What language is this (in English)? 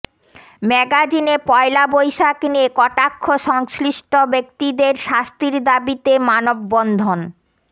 Bangla